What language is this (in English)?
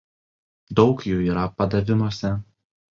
Lithuanian